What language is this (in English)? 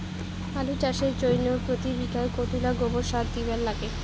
Bangla